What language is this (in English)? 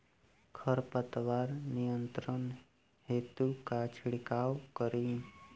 Bhojpuri